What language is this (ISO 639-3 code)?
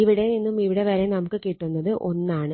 mal